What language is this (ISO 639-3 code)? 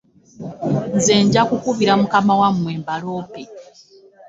lug